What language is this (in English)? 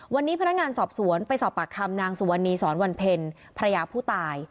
Thai